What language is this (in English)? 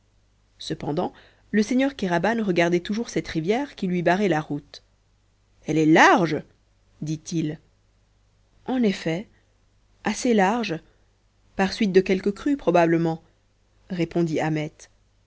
French